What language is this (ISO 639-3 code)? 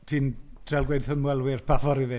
cym